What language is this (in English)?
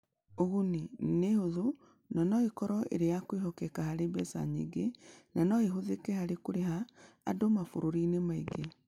Kikuyu